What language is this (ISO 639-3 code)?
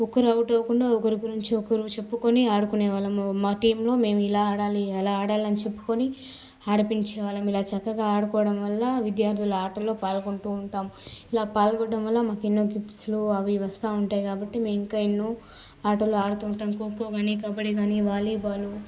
tel